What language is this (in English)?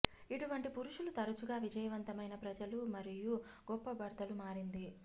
Telugu